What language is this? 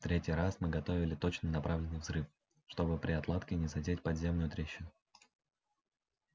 Russian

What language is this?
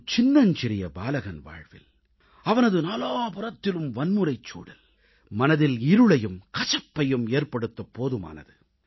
Tamil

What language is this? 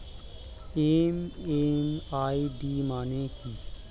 Bangla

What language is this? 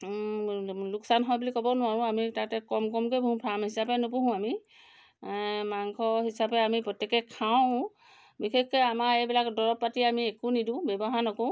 Assamese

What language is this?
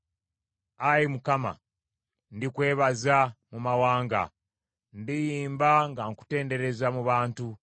Ganda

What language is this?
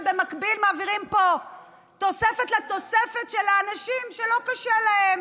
Hebrew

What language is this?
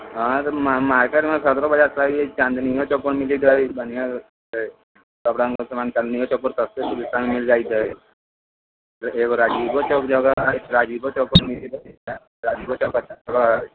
Maithili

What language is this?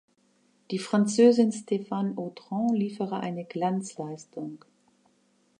German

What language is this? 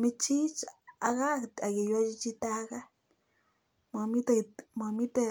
Kalenjin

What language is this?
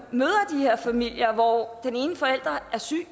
Danish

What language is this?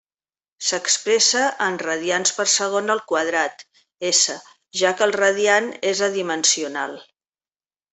Catalan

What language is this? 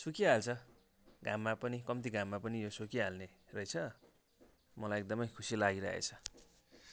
Nepali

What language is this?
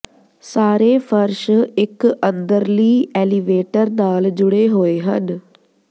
Punjabi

